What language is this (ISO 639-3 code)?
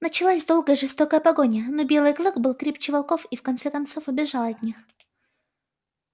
rus